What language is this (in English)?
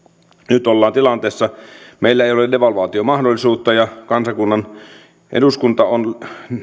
Finnish